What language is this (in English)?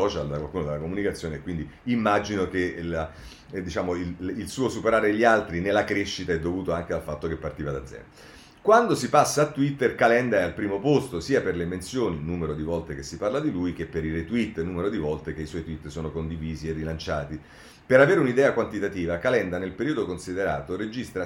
Italian